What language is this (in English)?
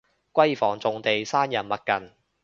Cantonese